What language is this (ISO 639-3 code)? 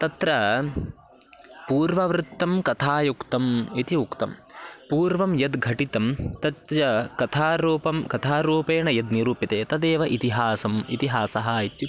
san